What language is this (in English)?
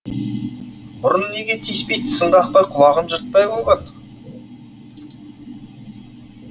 Kazakh